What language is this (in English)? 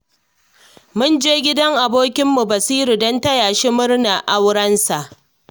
Hausa